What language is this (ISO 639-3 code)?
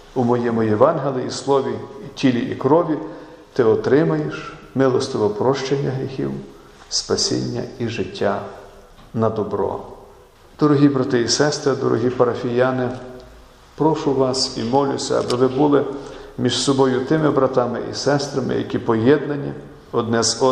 ukr